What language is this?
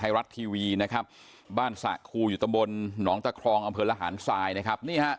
Thai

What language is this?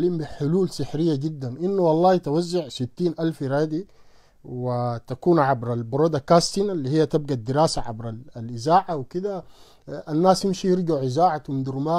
Arabic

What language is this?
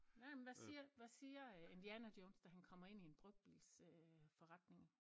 Danish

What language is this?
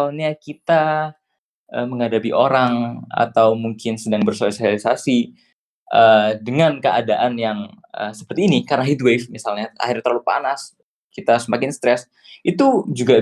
Indonesian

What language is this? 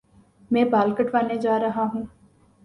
Urdu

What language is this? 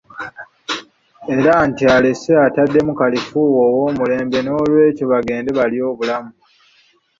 Ganda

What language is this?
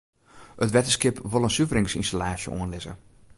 Western Frisian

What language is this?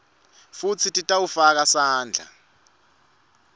Swati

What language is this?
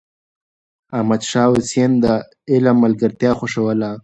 Pashto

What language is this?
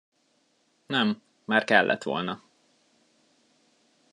Hungarian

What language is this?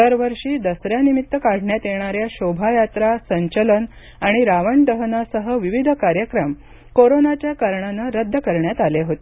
Marathi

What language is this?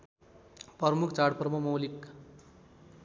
Nepali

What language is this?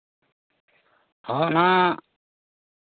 Santali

